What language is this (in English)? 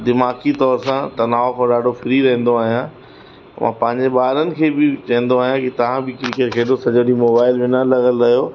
Sindhi